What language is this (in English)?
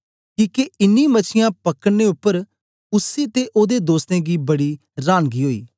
Dogri